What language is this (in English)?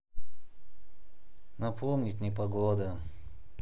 Russian